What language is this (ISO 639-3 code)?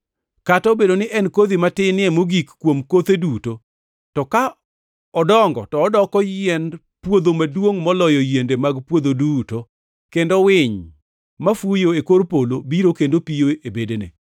luo